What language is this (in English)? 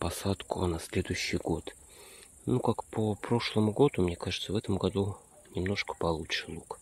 Russian